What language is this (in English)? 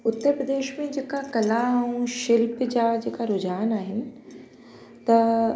Sindhi